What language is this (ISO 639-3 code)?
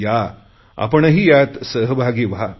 mar